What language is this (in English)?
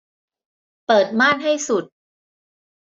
Thai